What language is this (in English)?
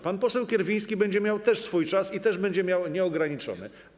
Polish